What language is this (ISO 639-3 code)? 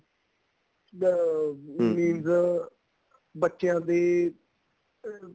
pan